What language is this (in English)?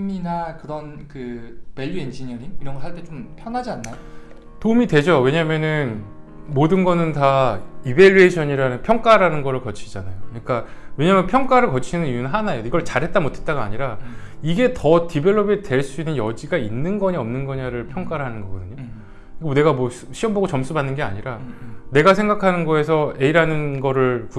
Korean